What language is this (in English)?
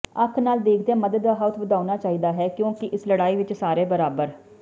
Punjabi